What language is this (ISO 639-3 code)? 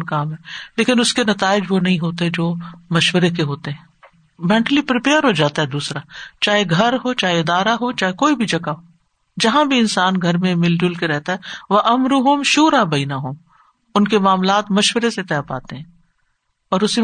urd